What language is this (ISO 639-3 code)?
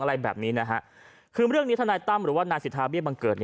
tha